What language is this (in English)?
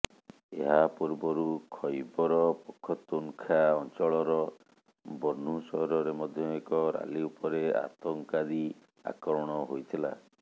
Odia